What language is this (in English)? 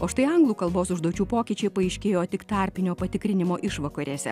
Lithuanian